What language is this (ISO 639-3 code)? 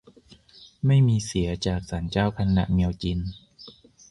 tha